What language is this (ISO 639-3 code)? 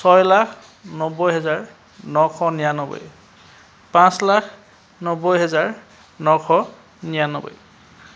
asm